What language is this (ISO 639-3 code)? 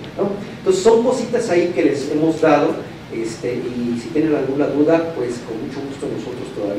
spa